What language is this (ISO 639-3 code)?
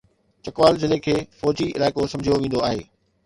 snd